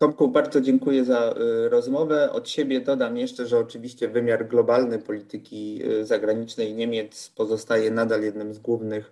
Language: Polish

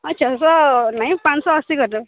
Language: Odia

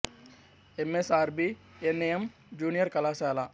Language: Telugu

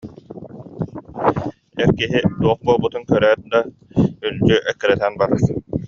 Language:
Yakut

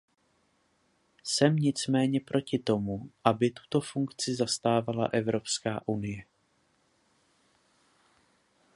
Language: Czech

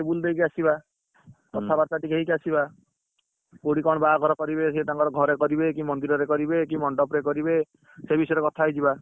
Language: Odia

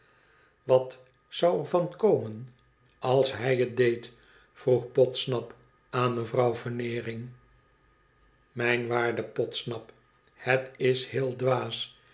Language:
Dutch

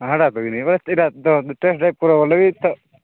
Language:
Odia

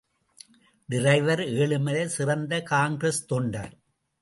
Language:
Tamil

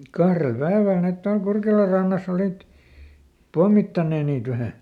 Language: Finnish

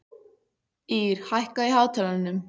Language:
Icelandic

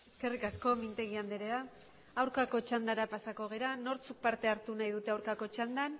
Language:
Basque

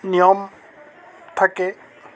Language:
Assamese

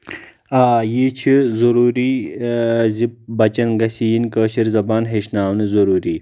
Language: Kashmiri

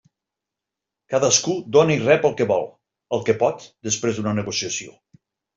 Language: Catalan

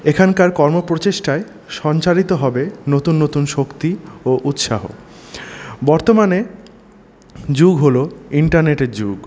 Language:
Bangla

